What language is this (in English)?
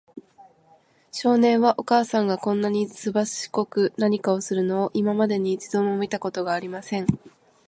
Japanese